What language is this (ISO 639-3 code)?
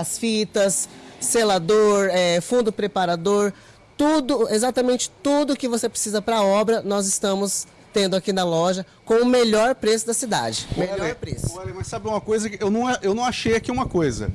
por